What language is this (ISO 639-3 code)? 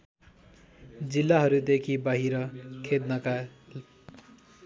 nep